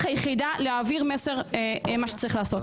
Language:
Hebrew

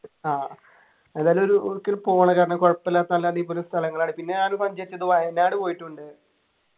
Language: Malayalam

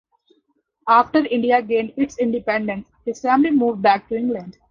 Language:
English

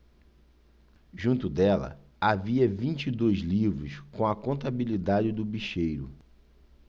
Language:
Portuguese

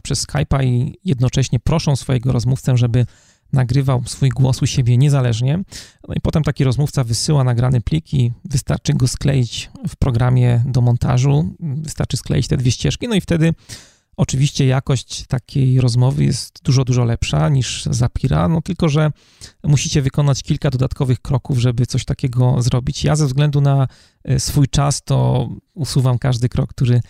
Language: Polish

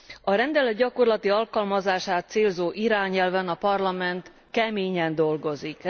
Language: Hungarian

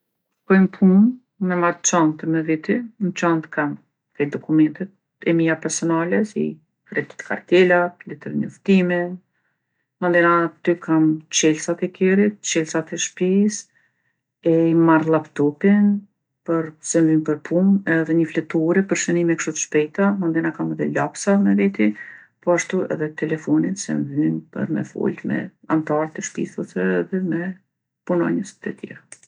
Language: Gheg Albanian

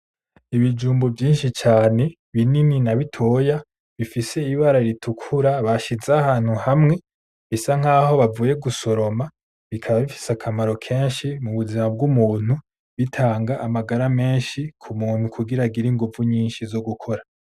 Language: Rundi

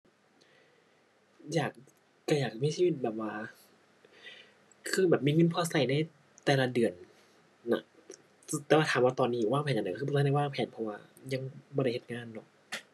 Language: Thai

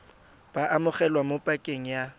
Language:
Tswana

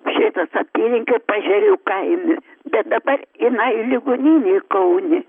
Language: Lithuanian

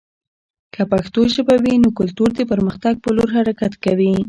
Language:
Pashto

